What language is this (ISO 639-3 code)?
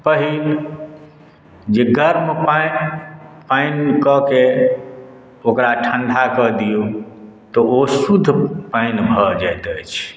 mai